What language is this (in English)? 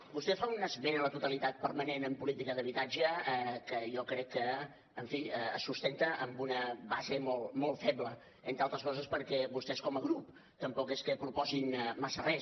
Catalan